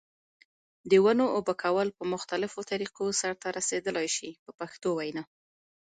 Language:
Pashto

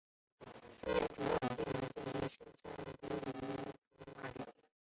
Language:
Chinese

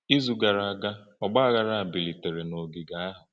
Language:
Igbo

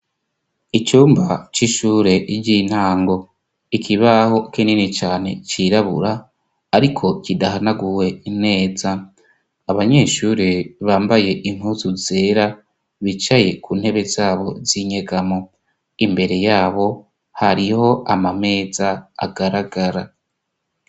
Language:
Rundi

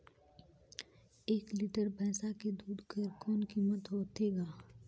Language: Chhattisgarhi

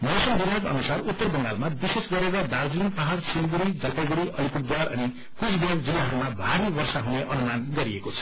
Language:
Nepali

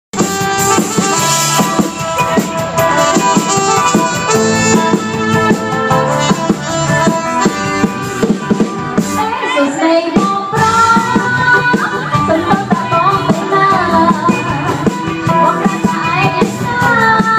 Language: Ukrainian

